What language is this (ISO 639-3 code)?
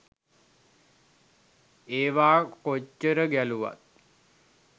sin